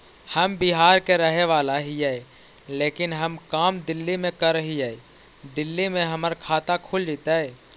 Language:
Magahi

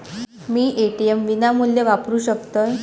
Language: Marathi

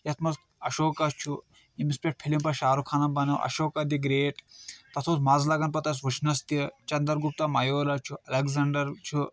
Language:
Kashmiri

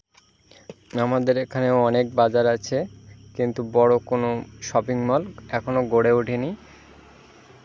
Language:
Bangla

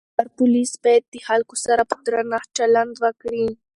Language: Pashto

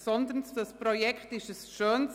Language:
Swiss German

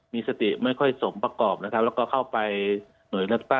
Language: Thai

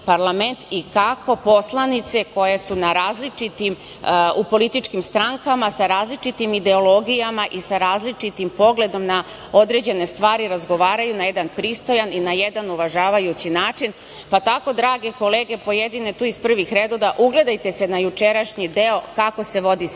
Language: Serbian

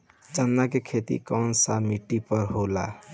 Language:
Bhojpuri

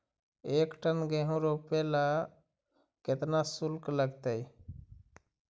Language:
Magahi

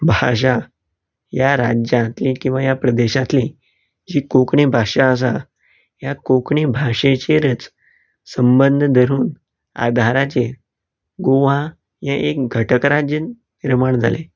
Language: Konkani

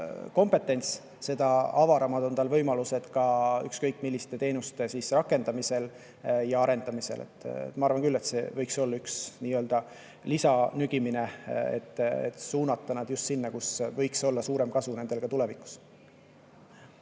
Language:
Estonian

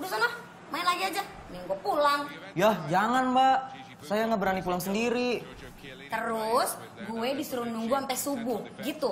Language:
Indonesian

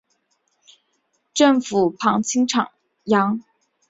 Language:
Chinese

